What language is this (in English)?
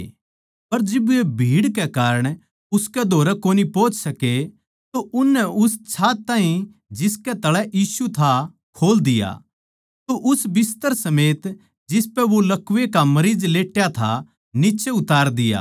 Haryanvi